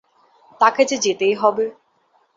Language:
Bangla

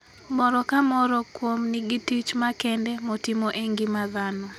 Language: Luo (Kenya and Tanzania)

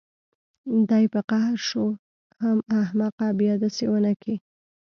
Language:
Pashto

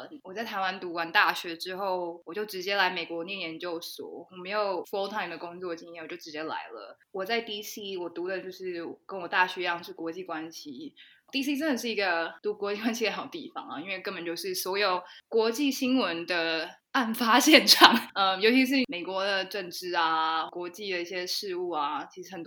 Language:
Chinese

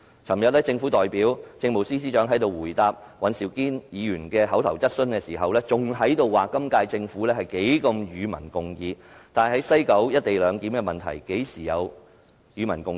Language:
Cantonese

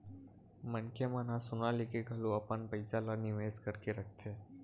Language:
Chhattisgarhi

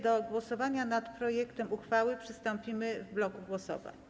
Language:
Polish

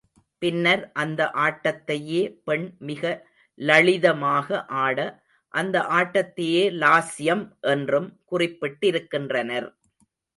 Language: Tamil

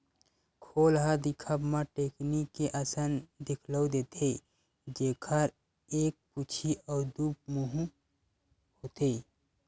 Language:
Chhattisgarhi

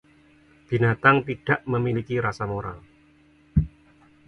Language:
Indonesian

